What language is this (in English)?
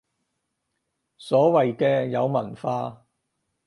Cantonese